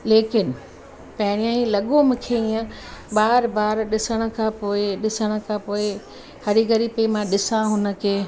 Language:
Sindhi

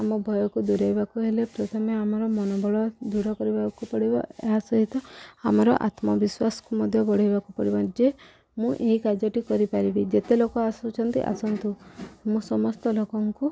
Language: Odia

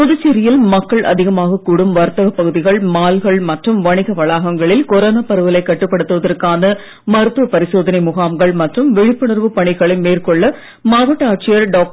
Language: Tamil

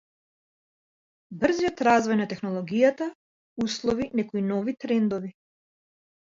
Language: Macedonian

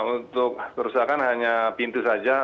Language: Indonesian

